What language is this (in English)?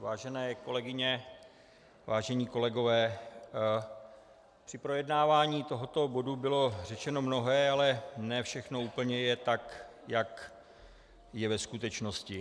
Czech